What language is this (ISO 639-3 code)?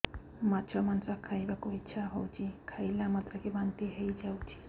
ori